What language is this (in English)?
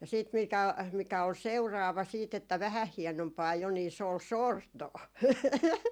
Finnish